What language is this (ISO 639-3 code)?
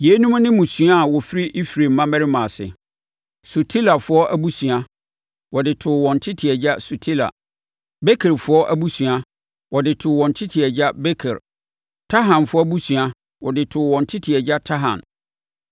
aka